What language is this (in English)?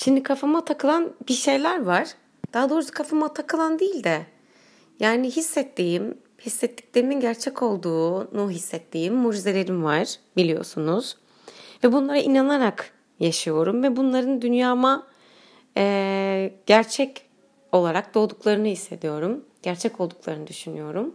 Turkish